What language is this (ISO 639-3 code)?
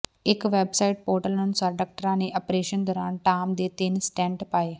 pan